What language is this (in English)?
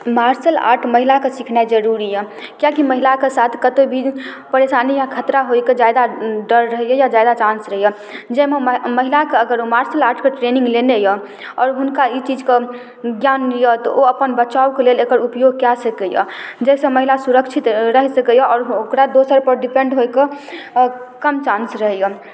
Maithili